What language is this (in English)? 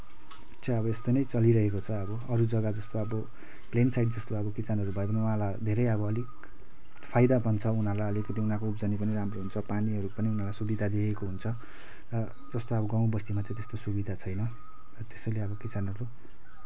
Nepali